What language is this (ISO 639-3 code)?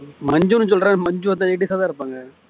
tam